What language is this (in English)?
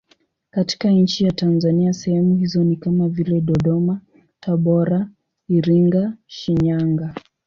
Swahili